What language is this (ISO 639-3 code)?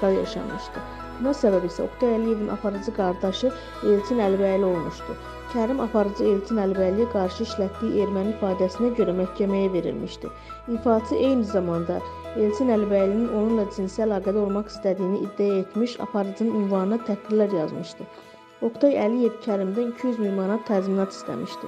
tur